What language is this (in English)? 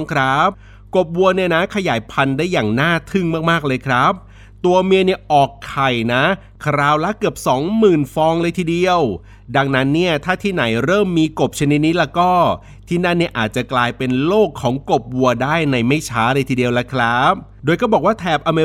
Thai